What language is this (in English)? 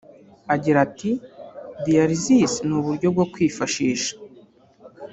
Kinyarwanda